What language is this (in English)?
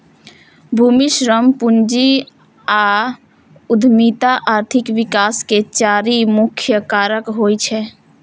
Maithili